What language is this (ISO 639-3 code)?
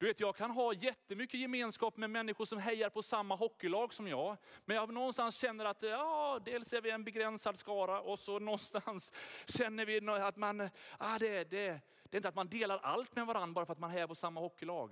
swe